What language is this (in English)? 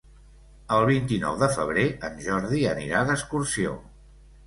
Catalan